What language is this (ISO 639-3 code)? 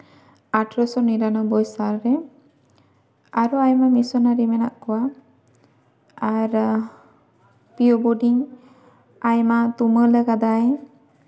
sat